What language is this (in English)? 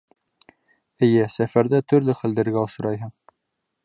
Bashkir